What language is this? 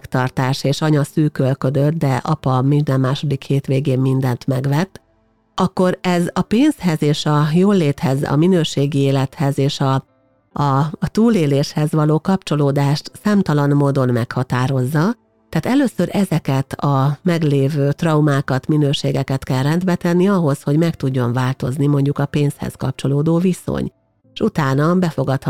Hungarian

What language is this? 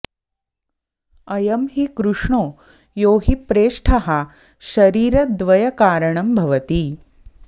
Sanskrit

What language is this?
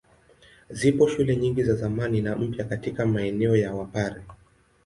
Swahili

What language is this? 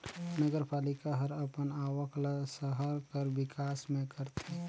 Chhattisgarhi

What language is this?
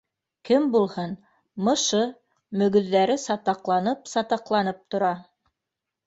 Bashkir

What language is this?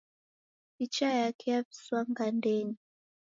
Taita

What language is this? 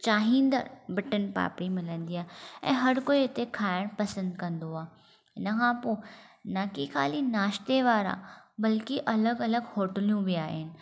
Sindhi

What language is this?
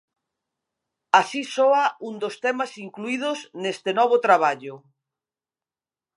Galician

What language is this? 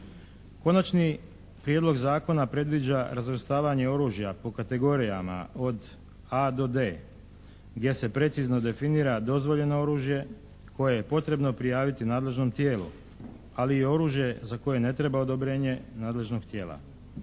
Croatian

